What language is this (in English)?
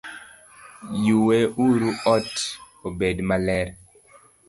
Luo (Kenya and Tanzania)